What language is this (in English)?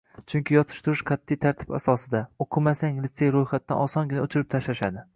Uzbek